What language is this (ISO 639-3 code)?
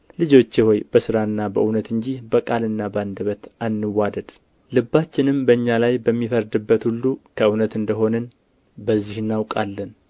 amh